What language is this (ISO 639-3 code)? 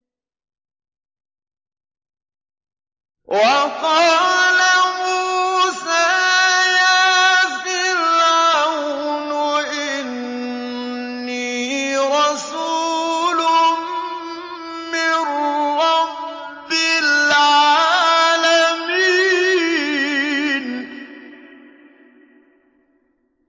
ara